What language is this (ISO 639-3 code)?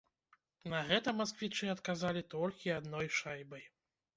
bel